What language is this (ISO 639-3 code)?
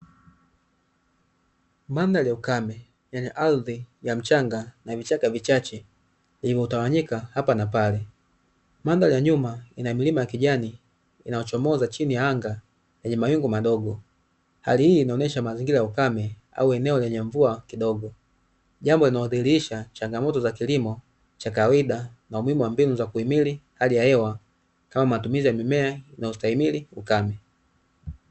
swa